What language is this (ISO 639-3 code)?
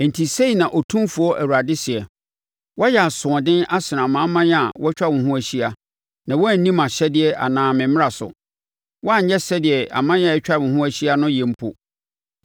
aka